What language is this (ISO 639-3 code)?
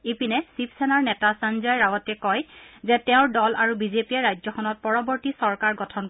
asm